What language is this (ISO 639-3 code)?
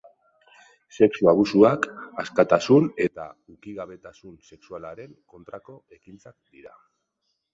eus